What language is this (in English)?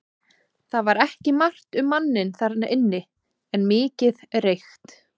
Icelandic